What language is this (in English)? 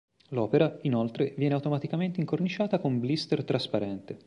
Italian